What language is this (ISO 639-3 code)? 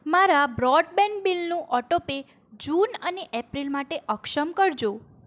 guj